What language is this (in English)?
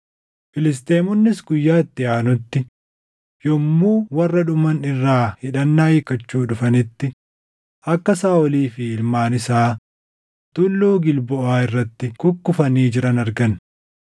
Oromo